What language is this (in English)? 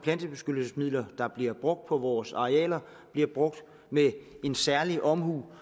Danish